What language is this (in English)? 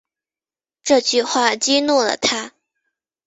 Chinese